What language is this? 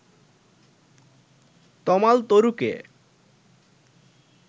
Bangla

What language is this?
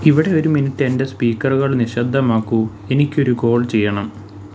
Malayalam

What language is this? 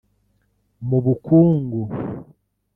Kinyarwanda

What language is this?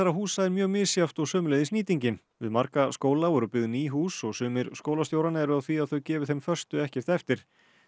Icelandic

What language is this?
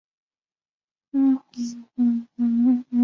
Chinese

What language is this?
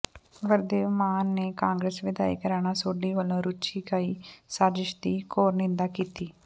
Punjabi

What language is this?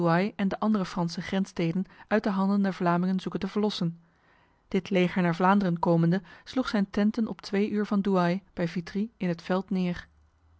Dutch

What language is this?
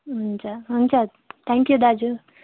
Nepali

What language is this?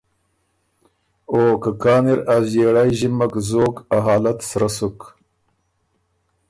Ormuri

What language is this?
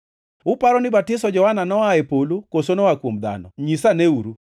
Luo (Kenya and Tanzania)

